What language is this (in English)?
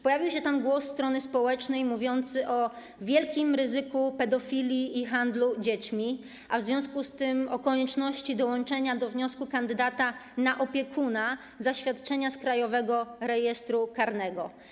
Polish